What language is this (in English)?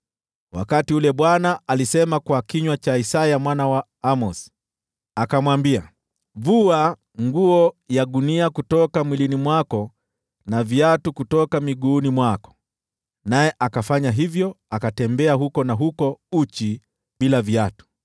Swahili